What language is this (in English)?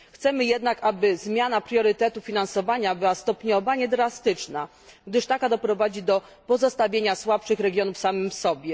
Polish